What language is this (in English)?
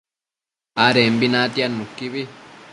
Matsés